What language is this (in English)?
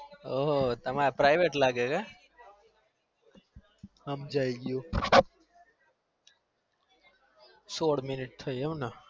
Gujarati